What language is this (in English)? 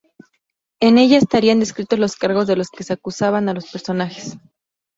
Spanish